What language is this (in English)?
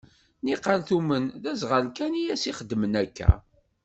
Kabyle